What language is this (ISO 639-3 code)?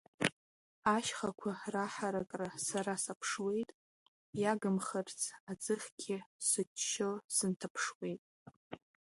abk